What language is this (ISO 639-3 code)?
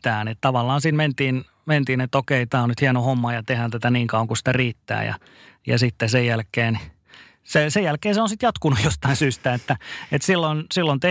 fin